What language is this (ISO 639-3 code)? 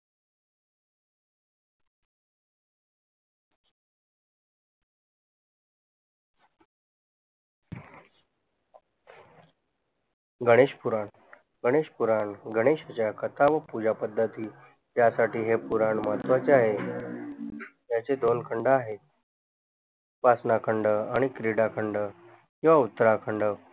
mar